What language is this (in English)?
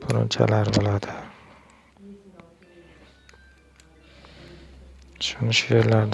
Uzbek